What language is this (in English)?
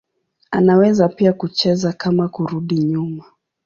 Swahili